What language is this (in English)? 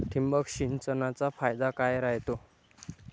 Marathi